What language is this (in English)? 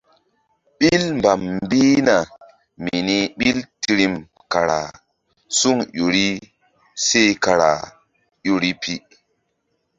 Mbum